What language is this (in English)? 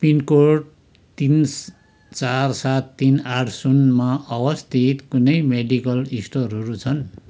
Nepali